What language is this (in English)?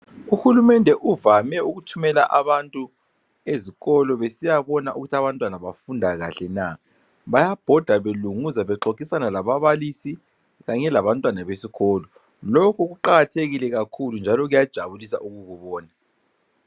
North Ndebele